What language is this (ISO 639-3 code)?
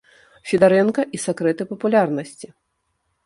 bel